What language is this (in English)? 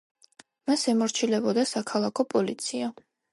Georgian